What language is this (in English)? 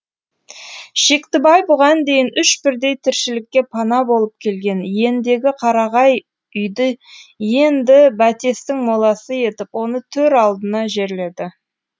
Kazakh